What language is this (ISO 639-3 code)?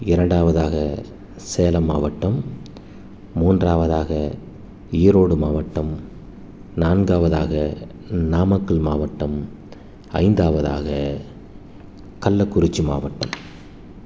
tam